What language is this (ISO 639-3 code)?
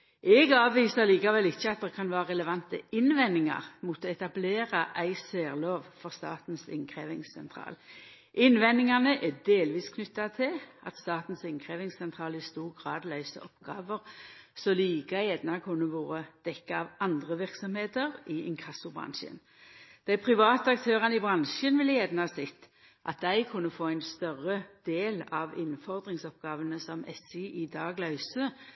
nno